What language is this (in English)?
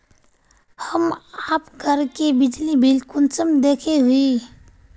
Magahi